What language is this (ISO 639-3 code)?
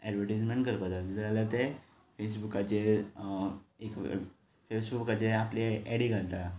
kok